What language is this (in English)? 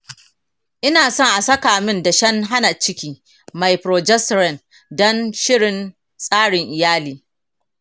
Hausa